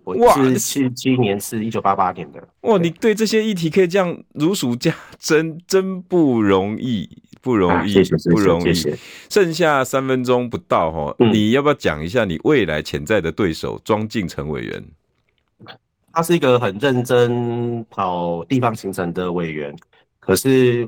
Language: Chinese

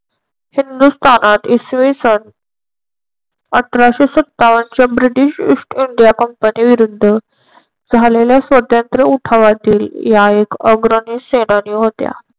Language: Marathi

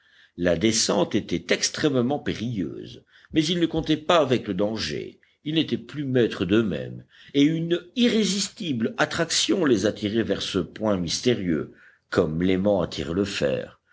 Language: French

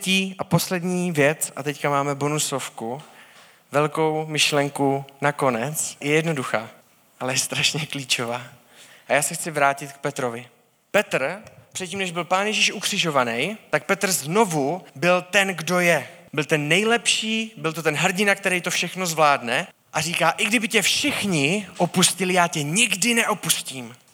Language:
Czech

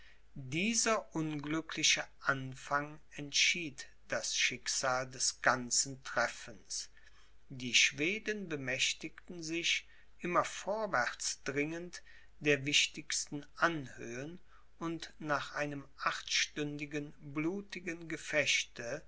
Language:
German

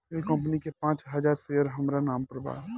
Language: Bhojpuri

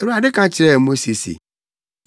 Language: Akan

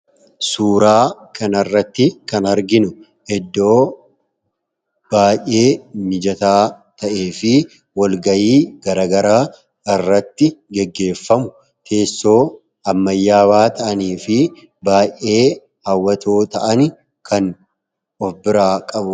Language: Oromo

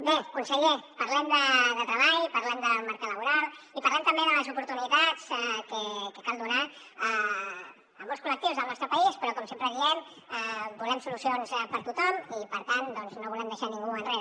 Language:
Catalan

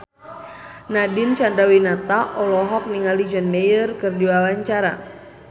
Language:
Sundanese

